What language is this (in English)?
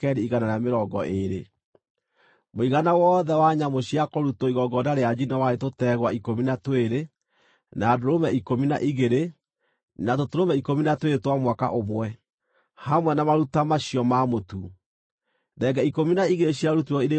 Kikuyu